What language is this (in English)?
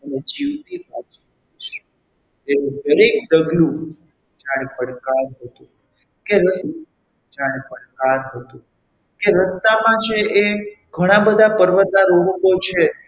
Gujarati